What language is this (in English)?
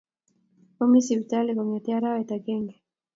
Kalenjin